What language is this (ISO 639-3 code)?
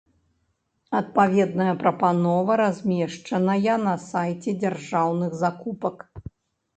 bel